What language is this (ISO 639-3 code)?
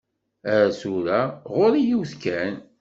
kab